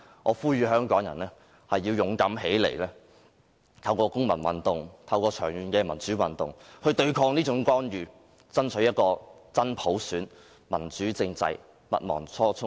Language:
Cantonese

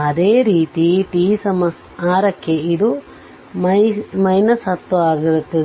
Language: Kannada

